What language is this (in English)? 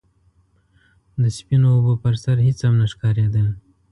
Pashto